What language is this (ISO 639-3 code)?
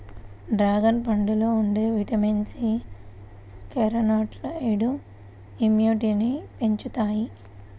tel